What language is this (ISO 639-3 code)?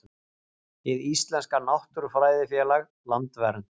isl